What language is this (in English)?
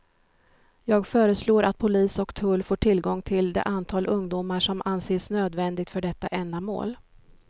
Swedish